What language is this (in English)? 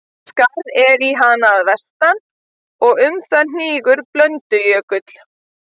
Icelandic